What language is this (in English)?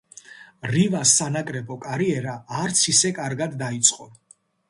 Georgian